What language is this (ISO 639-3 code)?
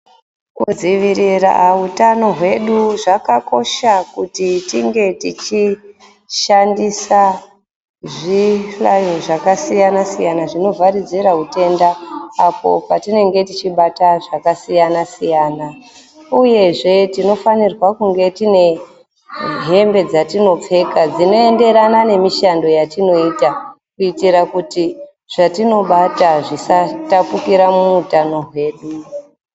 ndc